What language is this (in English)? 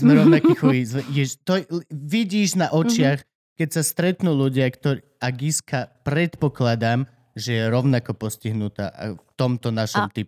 Slovak